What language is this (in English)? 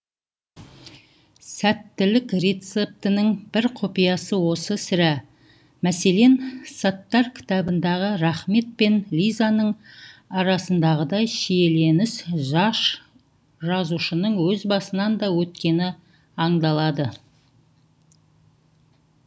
Kazakh